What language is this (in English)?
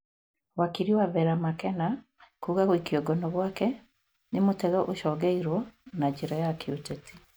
Kikuyu